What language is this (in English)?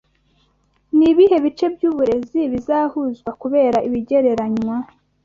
Kinyarwanda